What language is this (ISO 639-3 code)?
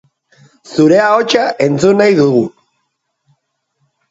eus